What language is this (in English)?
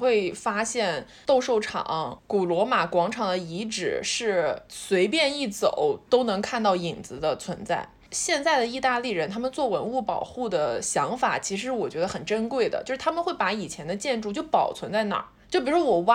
Chinese